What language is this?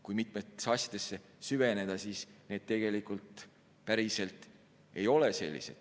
Estonian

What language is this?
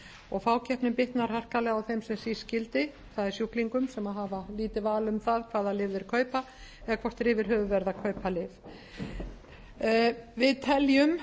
Icelandic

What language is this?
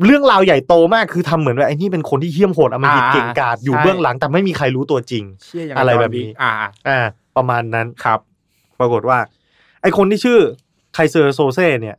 Thai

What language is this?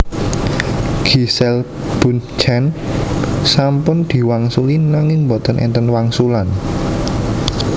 Javanese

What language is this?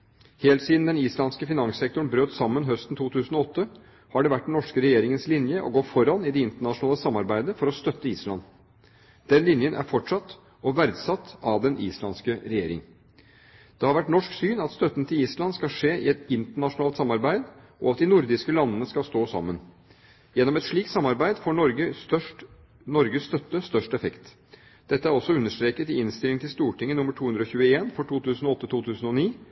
Norwegian Bokmål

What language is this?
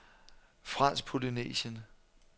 Danish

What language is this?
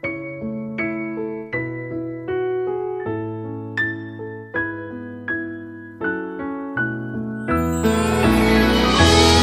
Chinese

